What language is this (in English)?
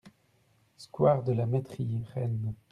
French